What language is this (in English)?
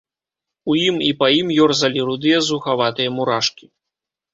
Belarusian